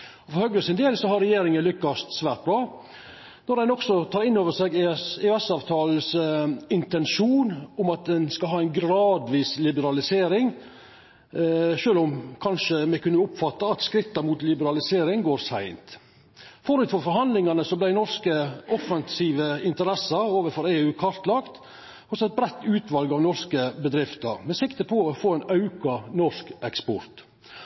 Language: Norwegian Nynorsk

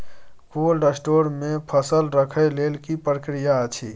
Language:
Maithili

